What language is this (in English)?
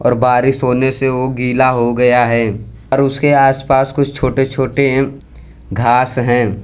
Hindi